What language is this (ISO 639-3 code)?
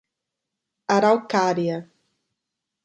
por